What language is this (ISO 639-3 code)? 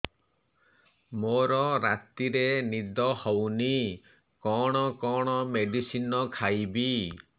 ori